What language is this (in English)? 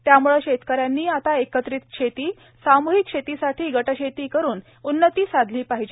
Marathi